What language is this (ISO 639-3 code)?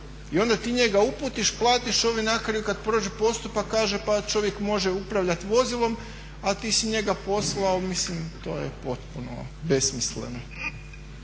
hrv